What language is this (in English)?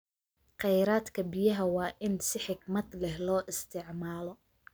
Somali